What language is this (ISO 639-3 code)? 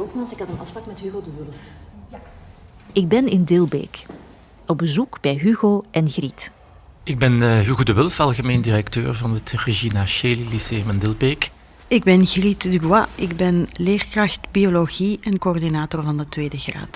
nld